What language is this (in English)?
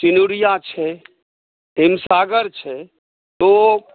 Maithili